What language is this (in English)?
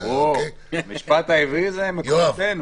Hebrew